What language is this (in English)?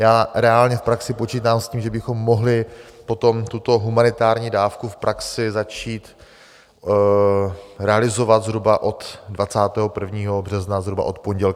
Czech